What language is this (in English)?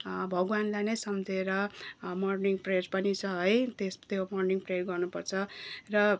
Nepali